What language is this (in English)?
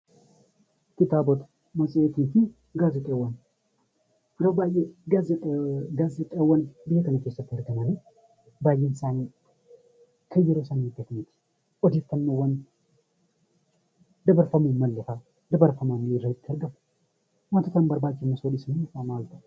Oromo